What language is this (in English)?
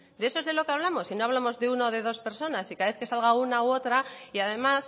Spanish